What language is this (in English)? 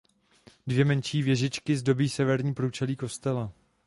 Czech